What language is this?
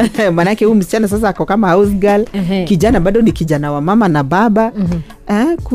Swahili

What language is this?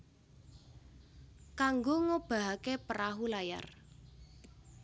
Javanese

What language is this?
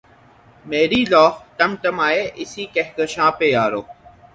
Urdu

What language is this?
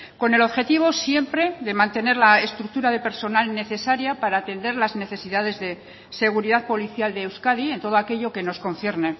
Spanish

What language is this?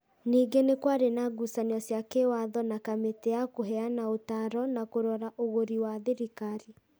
Kikuyu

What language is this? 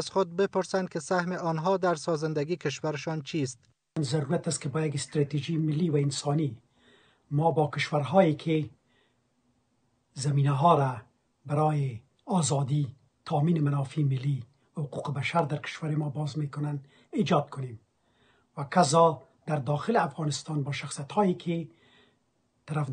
Persian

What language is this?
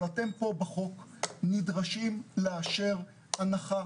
Hebrew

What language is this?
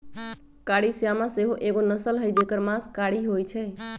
Magahi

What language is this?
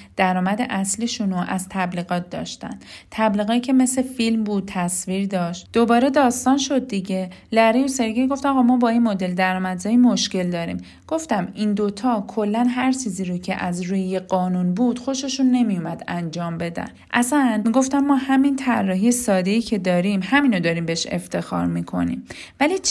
Persian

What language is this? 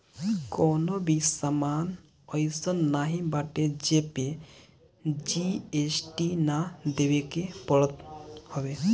Bhojpuri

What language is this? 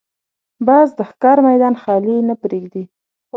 Pashto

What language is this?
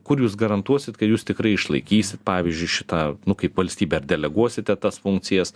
Lithuanian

